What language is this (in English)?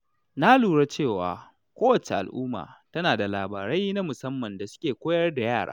Hausa